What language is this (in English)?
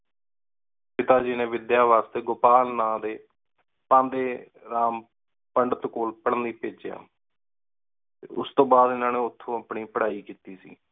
Punjabi